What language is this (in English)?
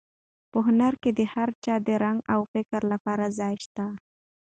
Pashto